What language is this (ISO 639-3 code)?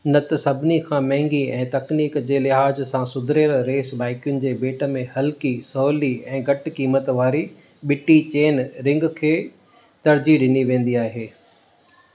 snd